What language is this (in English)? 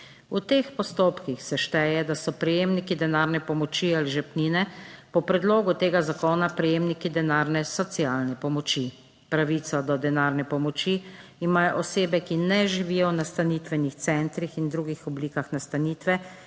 Slovenian